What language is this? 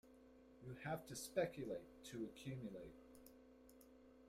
English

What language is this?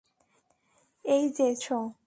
Bangla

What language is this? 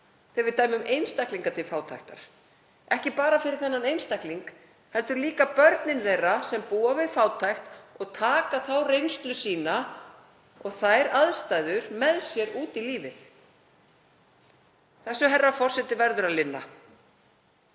Icelandic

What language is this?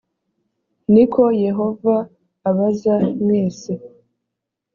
Kinyarwanda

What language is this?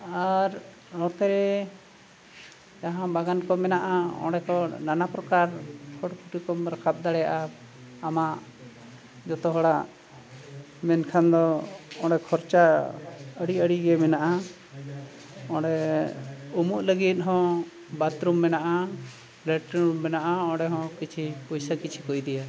Santali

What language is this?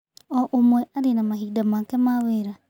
Kikuyu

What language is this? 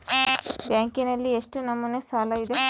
Kannada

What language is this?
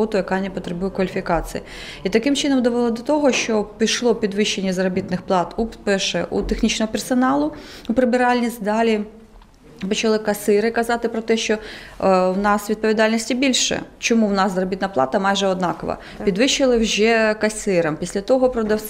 Ukrainian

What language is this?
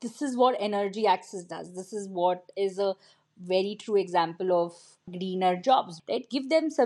English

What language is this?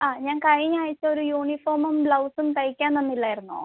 Malayalam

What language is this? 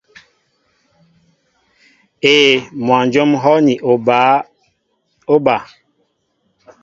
Mbo (Cameroon)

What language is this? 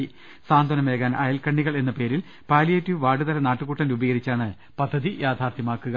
Malayalam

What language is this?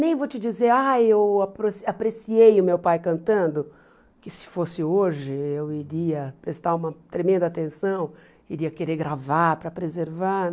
Portuguese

